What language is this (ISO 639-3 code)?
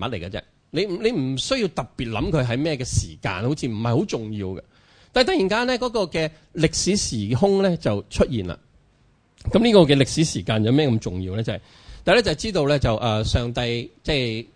zho